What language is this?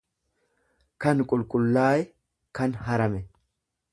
Oromo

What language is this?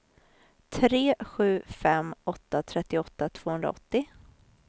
Swedish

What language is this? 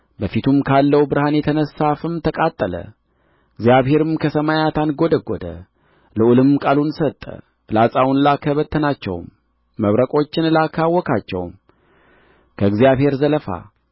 Amharic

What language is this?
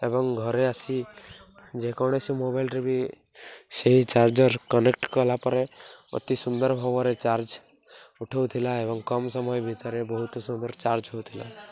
Odia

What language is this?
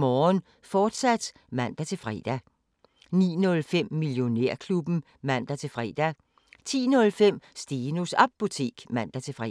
Danish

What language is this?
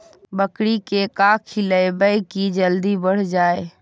Magahi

